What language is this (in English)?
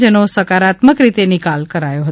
Gujarati